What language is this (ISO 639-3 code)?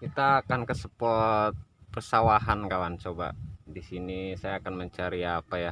ind